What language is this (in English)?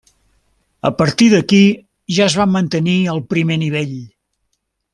Catalan